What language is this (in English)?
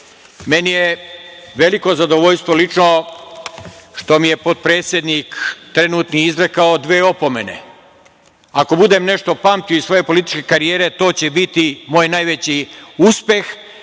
Serbian